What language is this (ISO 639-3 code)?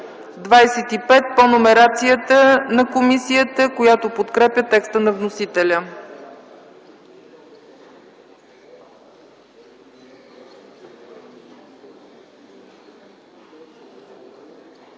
bul